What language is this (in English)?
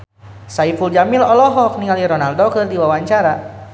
Sundanese